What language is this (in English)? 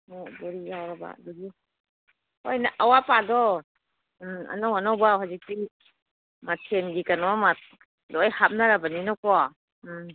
Manipuri